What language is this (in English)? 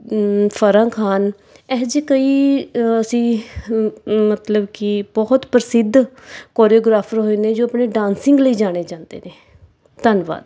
Punjabi